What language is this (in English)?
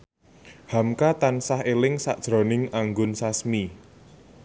Javanese